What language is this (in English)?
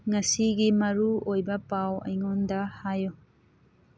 Manipuri